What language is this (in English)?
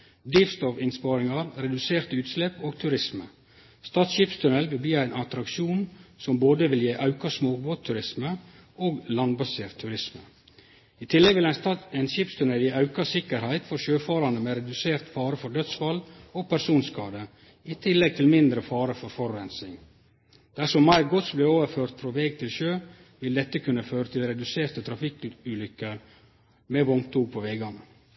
Norwegian Nynorsk